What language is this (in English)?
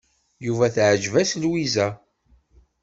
Kabyle